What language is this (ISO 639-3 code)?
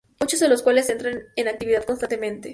spa